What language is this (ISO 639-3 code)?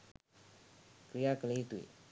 sin